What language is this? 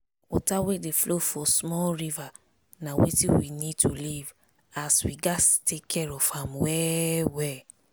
Nigerian Pidgin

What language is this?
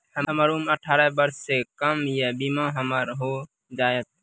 Maithili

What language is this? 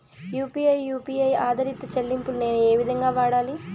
Telugu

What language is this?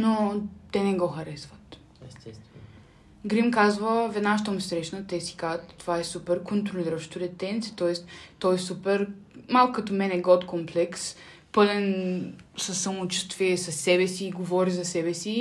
Bulgarian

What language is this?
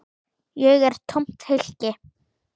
Icelandic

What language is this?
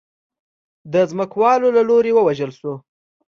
Pashto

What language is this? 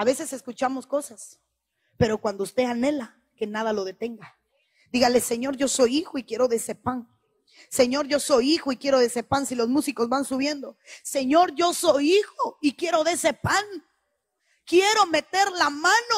Spanish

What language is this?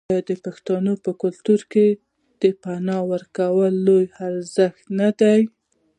Pashto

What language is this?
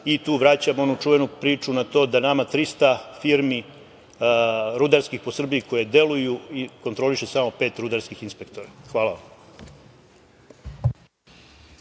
Serbian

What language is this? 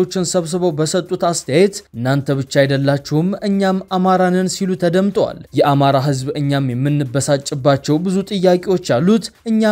Arabic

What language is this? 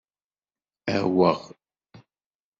Kabyle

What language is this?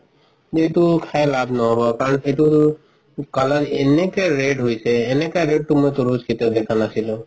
Assamese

